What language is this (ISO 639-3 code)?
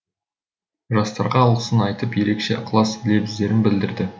kaz